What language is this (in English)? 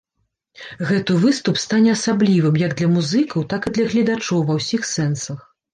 Belarusian